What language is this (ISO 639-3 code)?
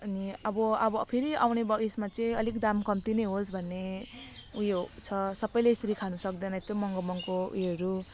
nep